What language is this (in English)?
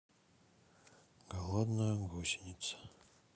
Russian